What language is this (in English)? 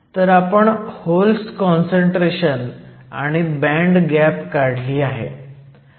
Marathi